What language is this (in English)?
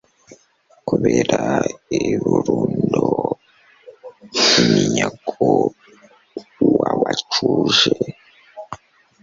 Kinyarwanda